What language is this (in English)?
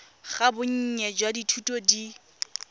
Tswana